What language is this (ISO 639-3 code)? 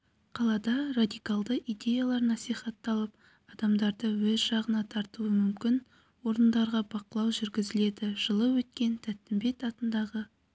kaz